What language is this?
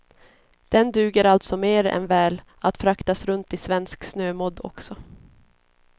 Swedish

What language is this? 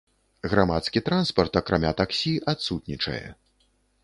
Belarusian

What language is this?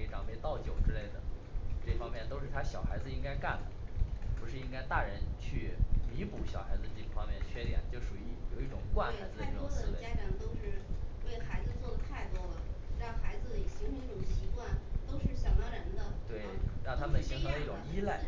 Chinese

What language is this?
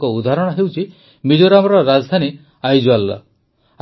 Odia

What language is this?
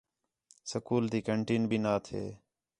Khetrani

